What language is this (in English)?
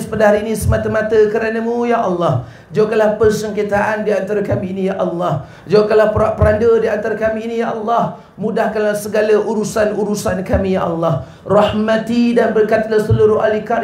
Malay